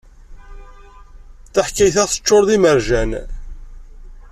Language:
Kabyle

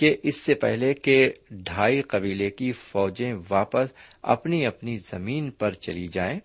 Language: Urdu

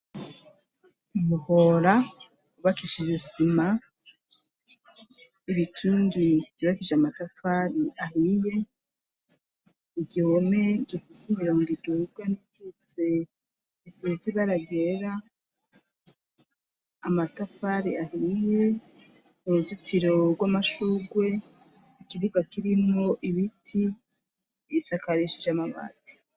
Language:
Rundi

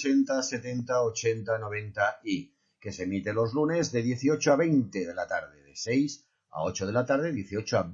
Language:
Spanish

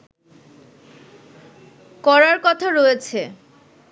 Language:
Bangla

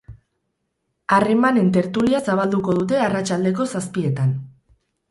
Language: Basque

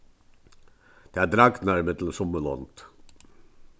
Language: Faroese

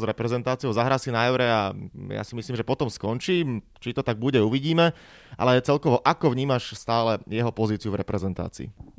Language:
Slovak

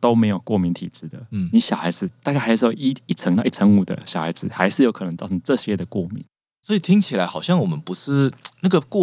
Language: Chinese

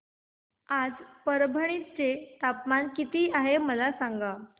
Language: Marathi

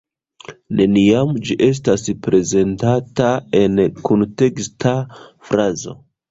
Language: Esperanto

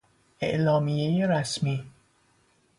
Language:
Persian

